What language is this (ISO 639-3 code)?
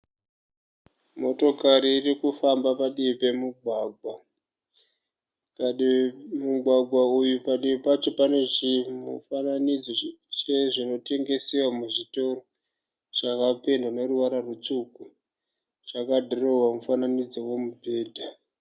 sna